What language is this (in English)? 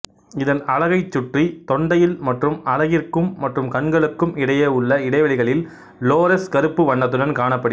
Tamil